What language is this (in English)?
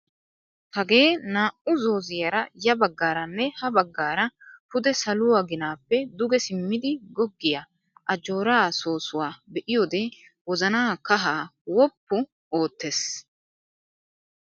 Wolaytta